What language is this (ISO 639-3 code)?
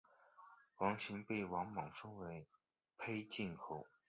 zho